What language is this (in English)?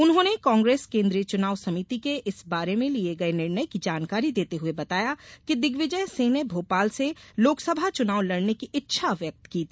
Hindi